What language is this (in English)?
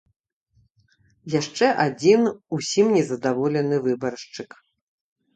Belarusian